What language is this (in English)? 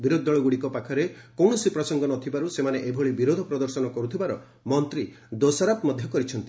Odia